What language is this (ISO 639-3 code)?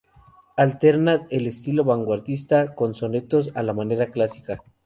spa